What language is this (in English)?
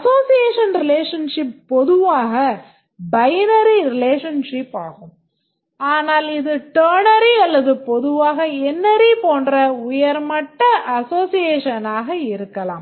Tamil